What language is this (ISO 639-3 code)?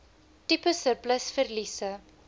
afr